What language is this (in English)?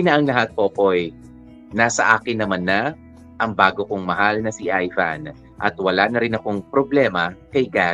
Filipino